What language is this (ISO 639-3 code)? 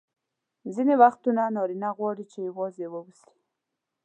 pus